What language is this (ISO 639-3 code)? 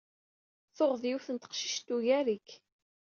kab